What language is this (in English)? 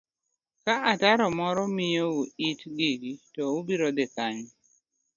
Luo (Kenya and Tanzania)